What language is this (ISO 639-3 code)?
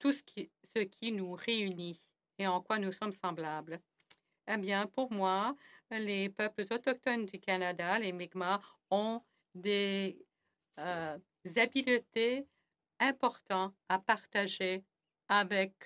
fra